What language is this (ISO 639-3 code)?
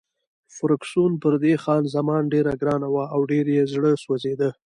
pus